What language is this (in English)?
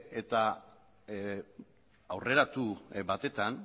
Basque